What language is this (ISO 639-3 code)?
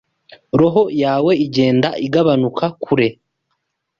kin